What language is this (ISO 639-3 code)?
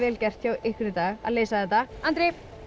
isl